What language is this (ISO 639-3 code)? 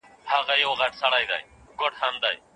pus